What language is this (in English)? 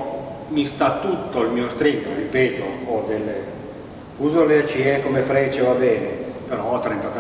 Italian